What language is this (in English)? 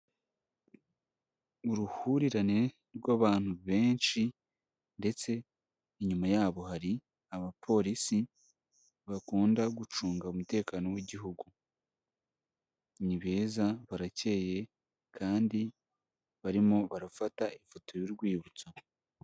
Kinyarwanda